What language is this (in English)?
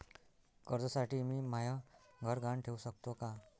Marathi